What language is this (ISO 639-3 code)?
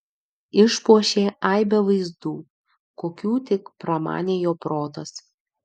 lit